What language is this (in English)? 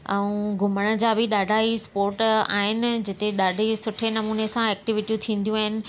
Sindhi